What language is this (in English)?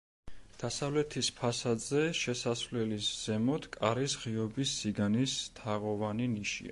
Georgian